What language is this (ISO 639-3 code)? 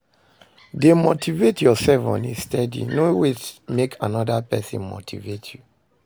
pcm